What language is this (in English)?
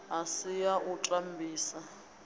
Venda